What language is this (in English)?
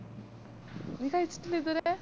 Malayalam